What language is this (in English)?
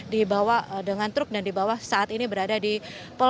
Indonesian